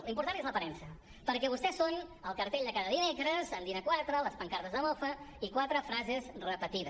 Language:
Catalan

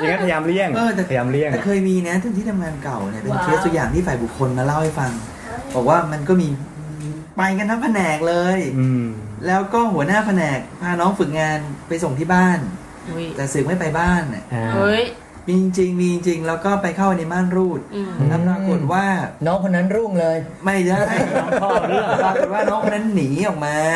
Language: Thai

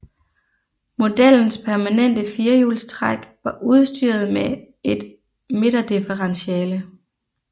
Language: Danish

